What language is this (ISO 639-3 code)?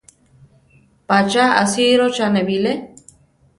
tar